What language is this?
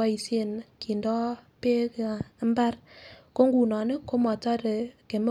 Kalenjin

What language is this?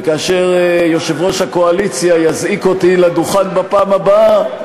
Hebrew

